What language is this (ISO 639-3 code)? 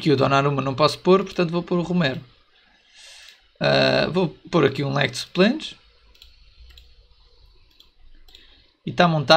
por